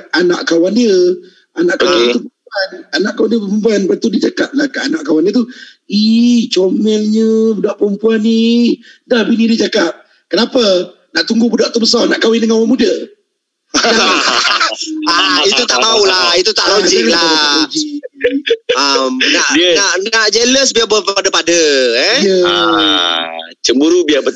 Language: Malay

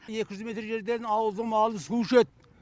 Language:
Kazakh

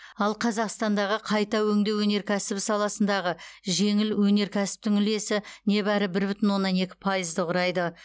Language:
Kazakh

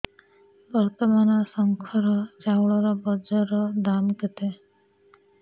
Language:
Odia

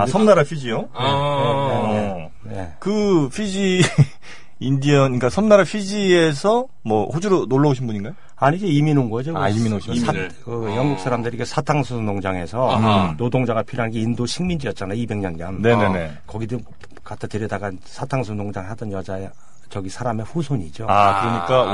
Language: Korean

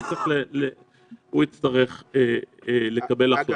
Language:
Hebrew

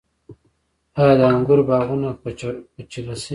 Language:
Pashto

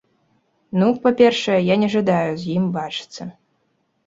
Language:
Belarusian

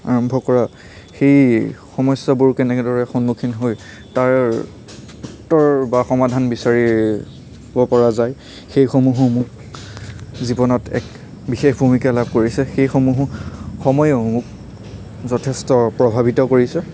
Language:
Assamese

